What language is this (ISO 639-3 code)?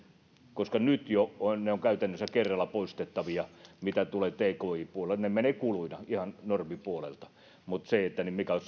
fin